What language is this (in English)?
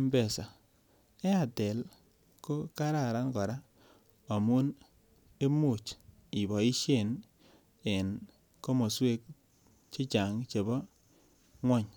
Kalenjin